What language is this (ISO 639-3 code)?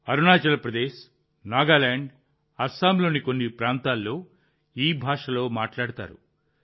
tel